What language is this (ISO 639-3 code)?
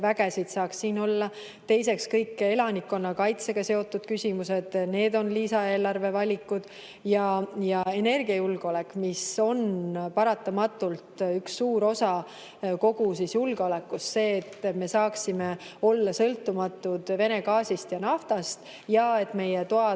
est